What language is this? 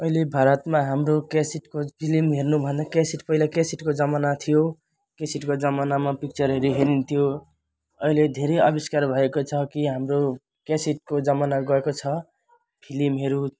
Nepali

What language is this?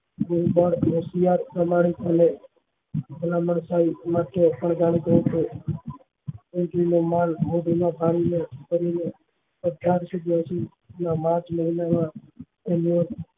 Gujarati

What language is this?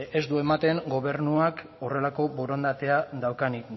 Basque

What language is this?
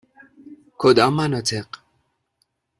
Persian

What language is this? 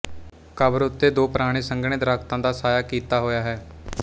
Punjabi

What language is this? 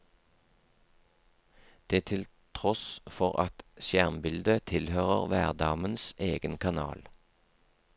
Norwegian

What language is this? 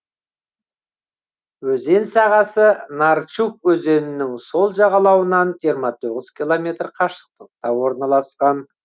Kazakh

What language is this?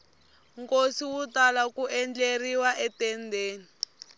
Tsonga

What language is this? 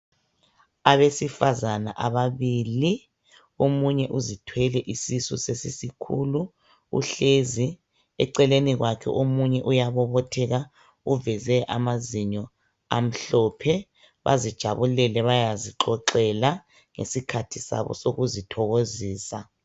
North Ndebele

